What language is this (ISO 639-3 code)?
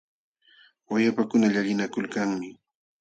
qxw